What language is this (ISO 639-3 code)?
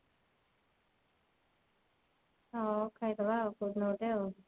ori